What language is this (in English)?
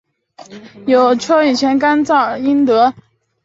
Chinese